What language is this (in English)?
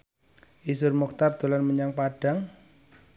Javanese